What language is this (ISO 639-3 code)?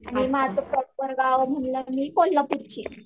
mar